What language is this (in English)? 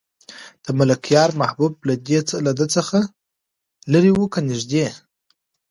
Pashto